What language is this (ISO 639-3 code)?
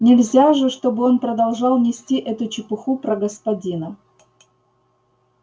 rus